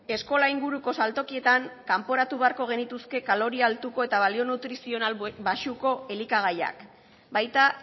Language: Basque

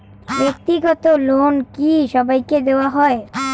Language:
Bangla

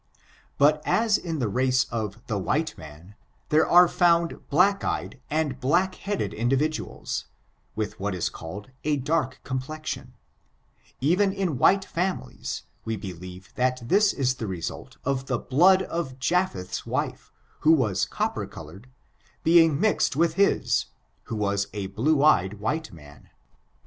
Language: English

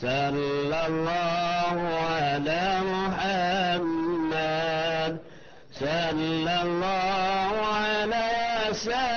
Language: Malay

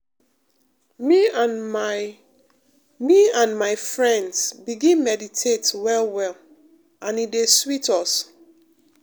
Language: Nigerian Pidgin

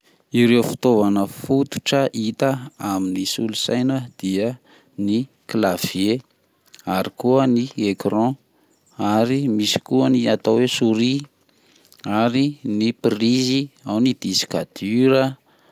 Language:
Malagasy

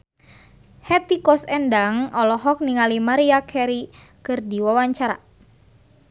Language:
Sundanese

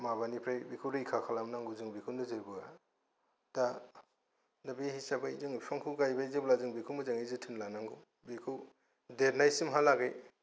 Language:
Bodo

